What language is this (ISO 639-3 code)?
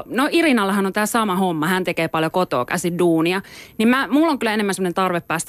fin